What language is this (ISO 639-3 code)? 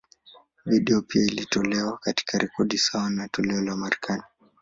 swa